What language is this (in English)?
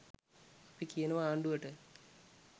Sinhala